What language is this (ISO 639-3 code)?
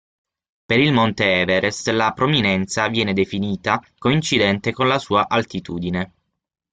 ita